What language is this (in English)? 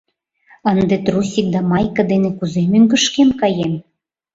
Mari